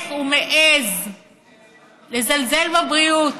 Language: Hebrew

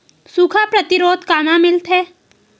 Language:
Chhattisgarhi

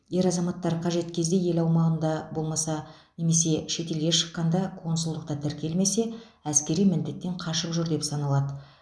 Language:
Kazakh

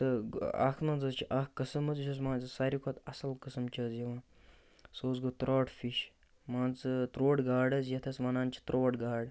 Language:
Kashmiri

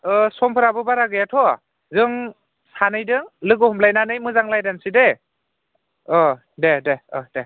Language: Bodo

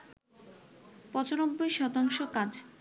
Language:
Bangla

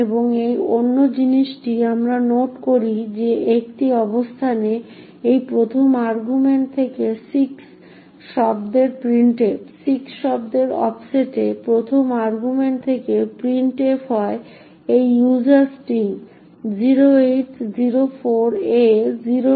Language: Bangla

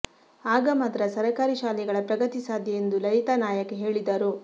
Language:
Kannada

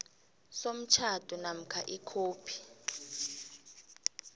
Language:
South Ndebele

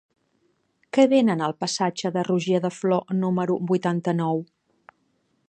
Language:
Catalan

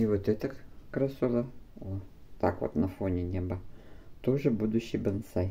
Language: Russian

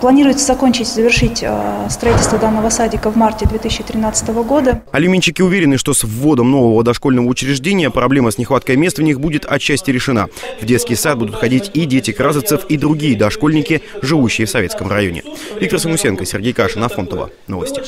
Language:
Russian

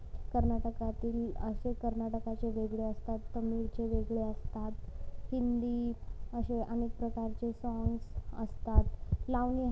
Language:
Marathi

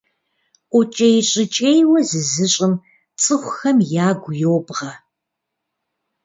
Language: Kabardian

